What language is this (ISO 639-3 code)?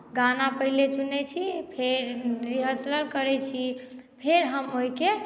mai